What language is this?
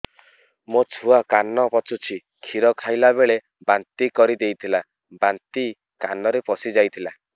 Odia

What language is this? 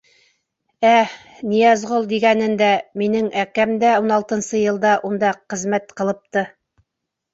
Bashkir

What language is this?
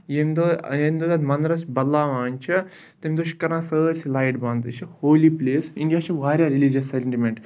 Kashmiri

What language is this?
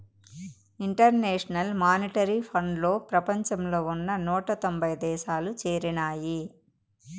Telugu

